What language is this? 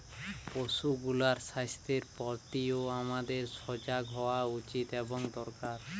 Bangla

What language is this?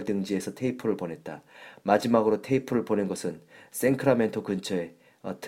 Korean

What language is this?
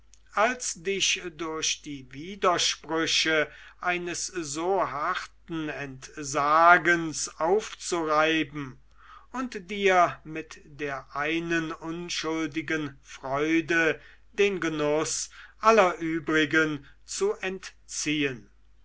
German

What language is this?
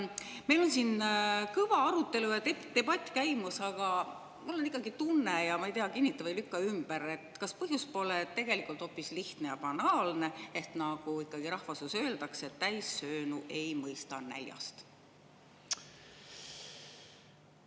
Estonian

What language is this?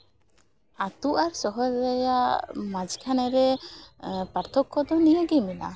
Santali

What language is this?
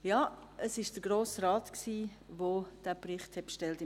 Swiss German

